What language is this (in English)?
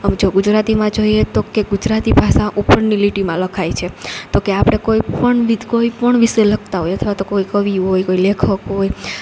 Gujarati